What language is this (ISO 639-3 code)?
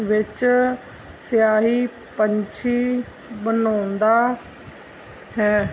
pan